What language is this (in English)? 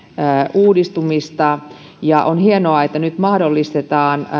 Finnish